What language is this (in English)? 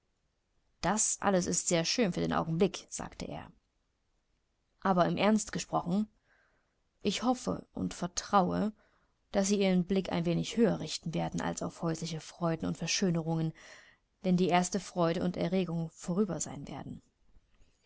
German